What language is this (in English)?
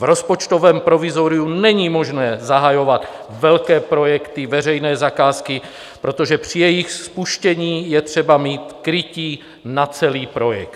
Czech